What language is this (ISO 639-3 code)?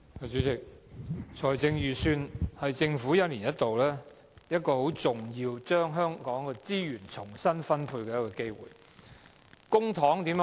yue